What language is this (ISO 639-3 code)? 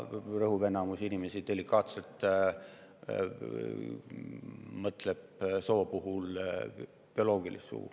est